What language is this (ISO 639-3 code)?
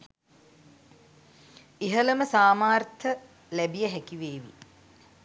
sin